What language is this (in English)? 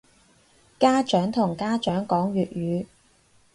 Cantonese